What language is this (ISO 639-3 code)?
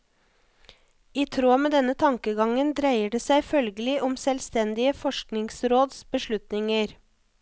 nor